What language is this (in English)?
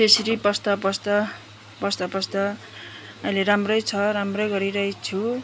Nepali